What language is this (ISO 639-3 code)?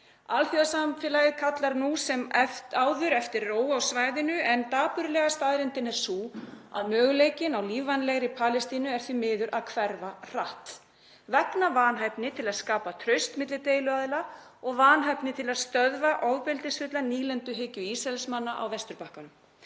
isl